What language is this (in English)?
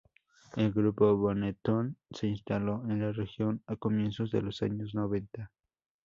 Spanish